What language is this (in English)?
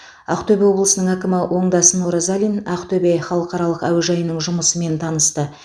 Kazakh